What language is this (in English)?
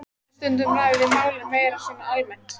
Icelandic